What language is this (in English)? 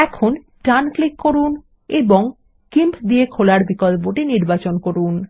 Bangla